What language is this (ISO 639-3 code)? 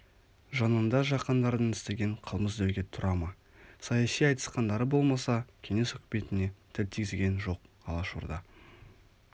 kaz